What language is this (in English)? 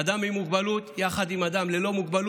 Hebrew